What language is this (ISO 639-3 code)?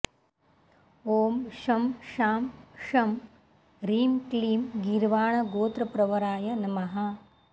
san